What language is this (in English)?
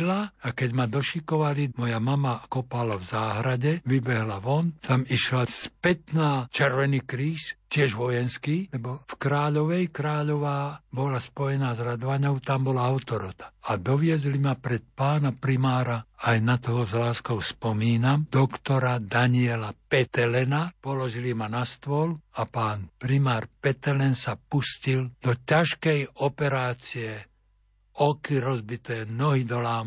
Slovak